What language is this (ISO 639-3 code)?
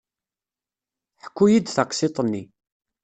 kab